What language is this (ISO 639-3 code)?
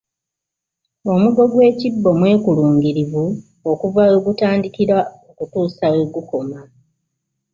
lug